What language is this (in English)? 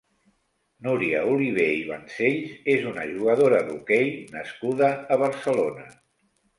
Catalan